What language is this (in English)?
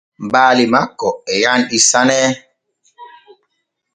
Borgu Fulfulde